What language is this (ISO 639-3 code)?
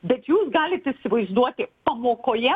lit